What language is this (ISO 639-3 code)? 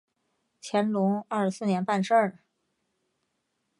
zho